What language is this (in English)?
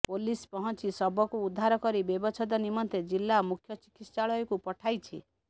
Odia